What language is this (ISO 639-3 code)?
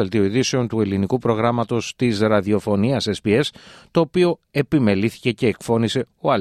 ell